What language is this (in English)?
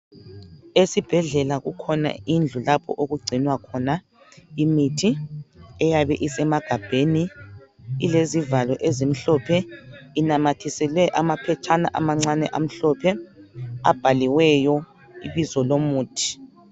North Ndebele